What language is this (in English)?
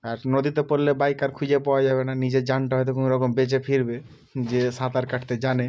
Bangla